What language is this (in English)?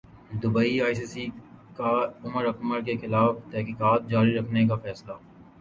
Urdu